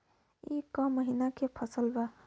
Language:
Bhojpuri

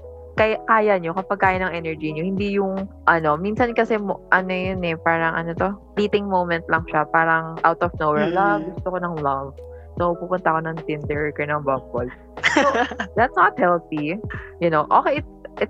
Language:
Filipino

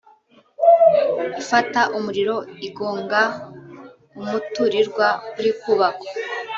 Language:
Kinyarwanda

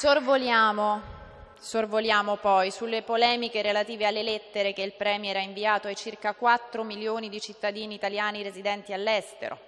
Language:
Italian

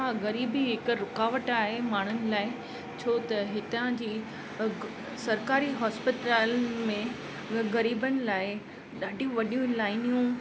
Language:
Sindhi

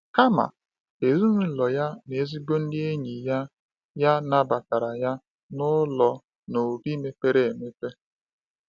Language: Igbo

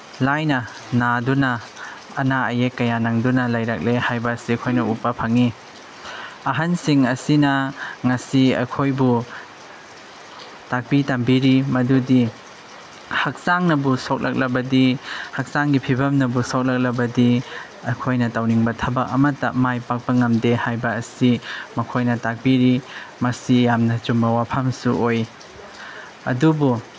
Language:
Manipuri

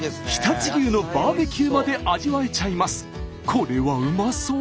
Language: Japanese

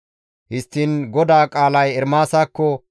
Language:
Gamo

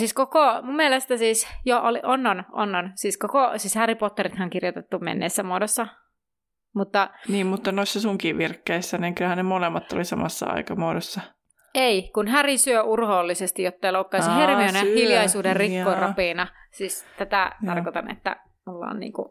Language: Finnish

